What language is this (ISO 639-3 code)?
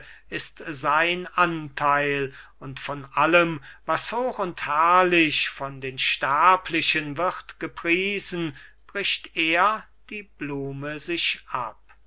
deu